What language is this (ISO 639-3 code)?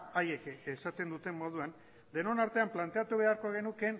eus